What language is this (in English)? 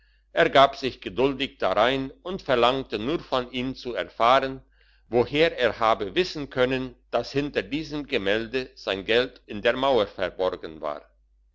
German